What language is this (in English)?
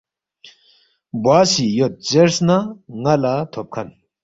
Balti